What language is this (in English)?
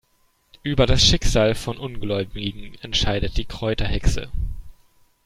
German